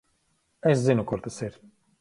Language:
Latvian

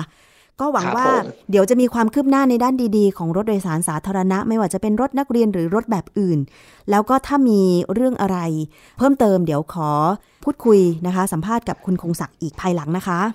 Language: Thai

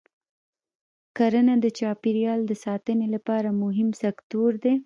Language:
Pashto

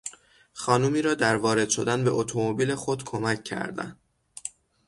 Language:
Persian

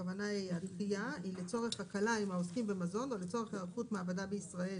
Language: Hebrew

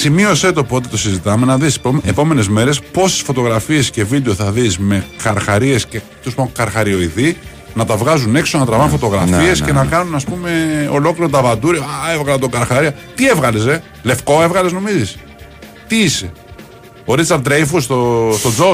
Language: Greek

